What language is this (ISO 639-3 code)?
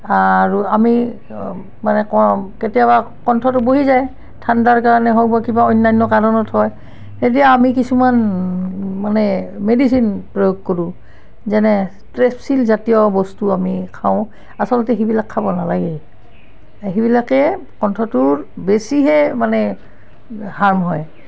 asm